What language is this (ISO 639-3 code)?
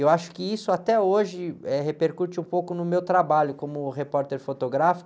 por